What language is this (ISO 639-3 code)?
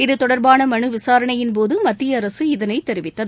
tam